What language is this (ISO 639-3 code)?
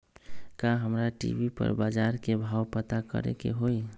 mag